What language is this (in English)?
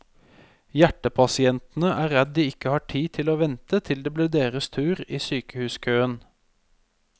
Norwegian